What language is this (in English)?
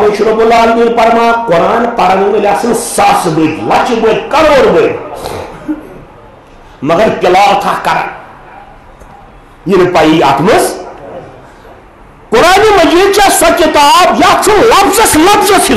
Turkish